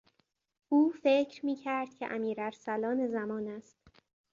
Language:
Persian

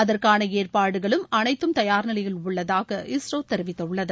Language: Tamil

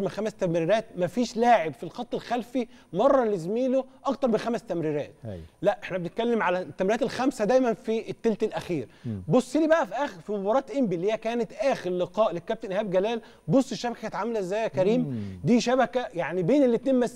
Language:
Arabic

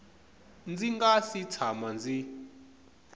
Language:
Tsonga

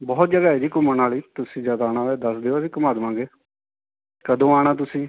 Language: Punjabi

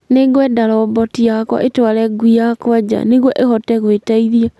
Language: Kikuyu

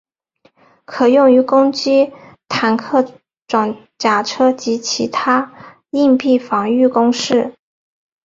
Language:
Chinese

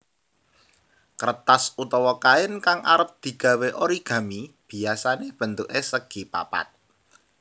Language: Javanese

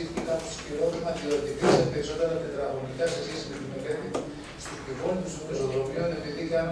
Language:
Greek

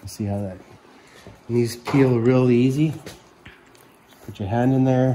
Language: English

